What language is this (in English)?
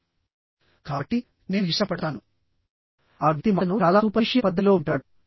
Telugu